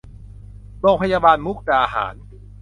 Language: Thai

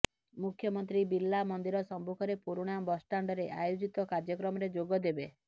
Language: Odia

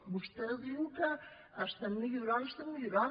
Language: Catalan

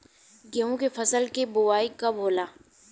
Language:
Bhojpuri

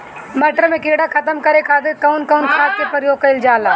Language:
Bhojpuri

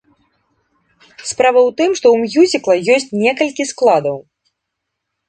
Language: Belarusian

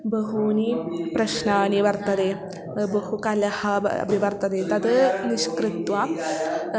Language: Sanskrit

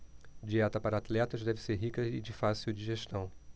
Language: Portuguese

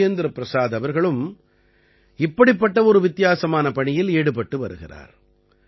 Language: Tamil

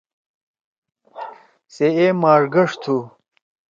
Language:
Torwali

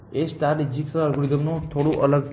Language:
Gujarati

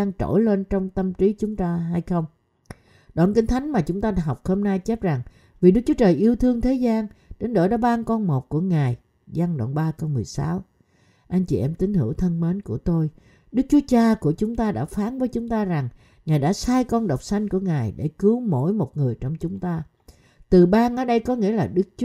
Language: Vietnamese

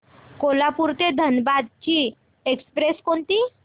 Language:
Marathi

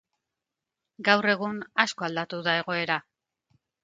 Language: Basque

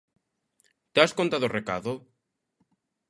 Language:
Galician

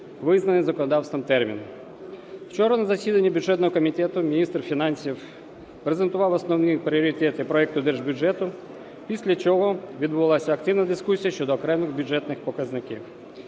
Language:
Ukrainian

